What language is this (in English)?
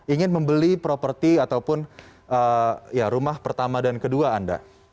Indonesian